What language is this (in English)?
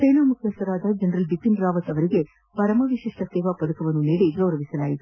Kannada